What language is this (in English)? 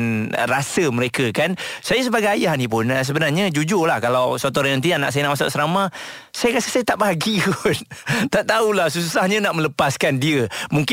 Malay